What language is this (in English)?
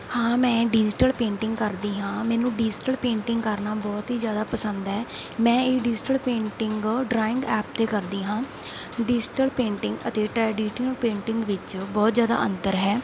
Punjabi